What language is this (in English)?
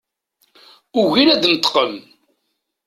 Kabyle